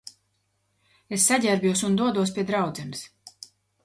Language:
Latvian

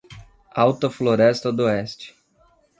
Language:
Portuguese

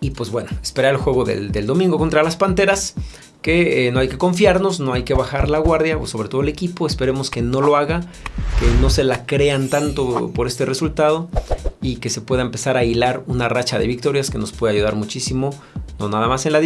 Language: Spanish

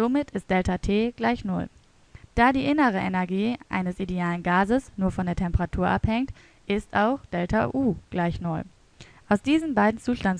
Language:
German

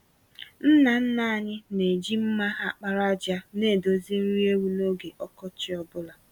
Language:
Igbo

